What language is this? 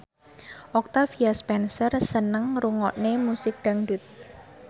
Javanese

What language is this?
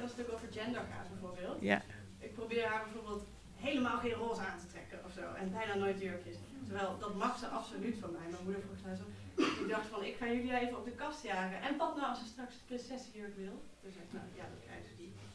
Dutch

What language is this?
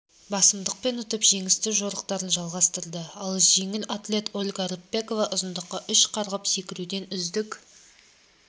Kazakh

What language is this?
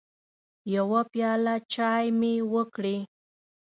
Pashto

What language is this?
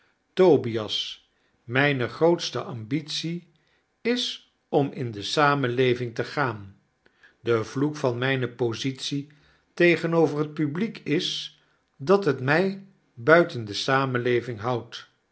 Dutch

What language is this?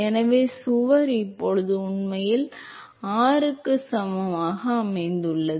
Tamil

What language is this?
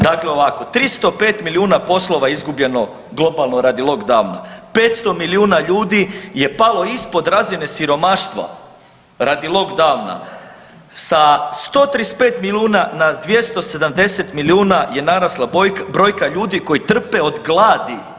Croatian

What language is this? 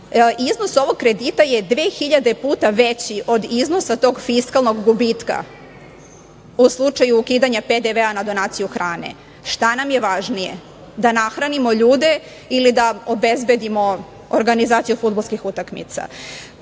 Serbian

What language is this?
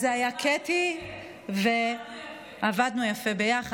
Hebrew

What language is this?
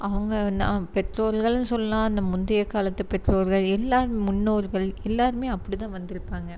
Tamil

